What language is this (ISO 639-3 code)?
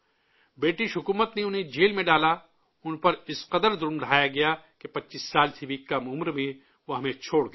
urd